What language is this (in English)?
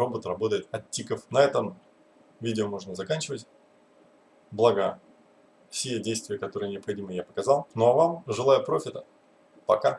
Russian